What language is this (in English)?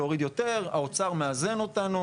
Hebrew